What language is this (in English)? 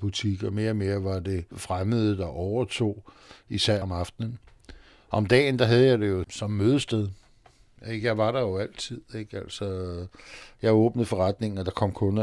Danish